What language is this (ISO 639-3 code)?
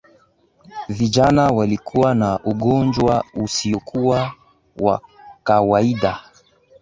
swa